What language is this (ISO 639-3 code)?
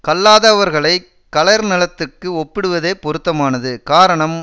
tam